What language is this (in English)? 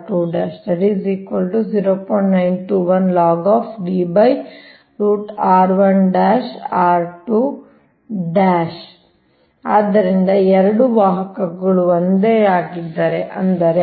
Kannada